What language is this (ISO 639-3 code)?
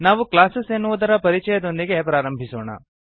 kan